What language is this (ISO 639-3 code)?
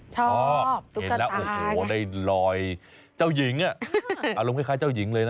tha